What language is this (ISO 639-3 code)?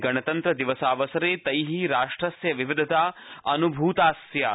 san